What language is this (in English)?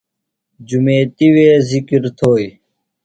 Phalura